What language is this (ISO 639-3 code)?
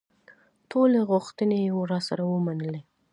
pus